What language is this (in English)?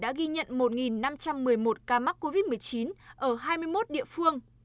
Vietnamese